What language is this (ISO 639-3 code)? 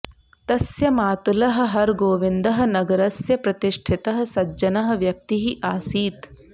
san